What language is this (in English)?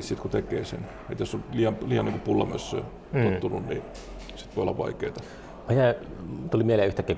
Finnish